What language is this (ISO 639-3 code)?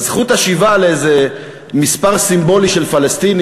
heb